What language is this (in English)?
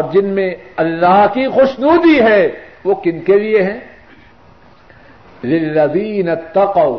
Urdu